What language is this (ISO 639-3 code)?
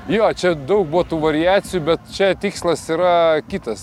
lit